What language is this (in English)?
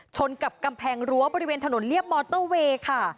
Thai